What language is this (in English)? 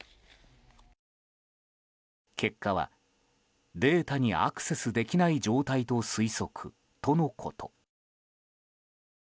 Japanese